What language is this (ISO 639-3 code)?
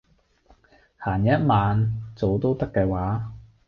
yue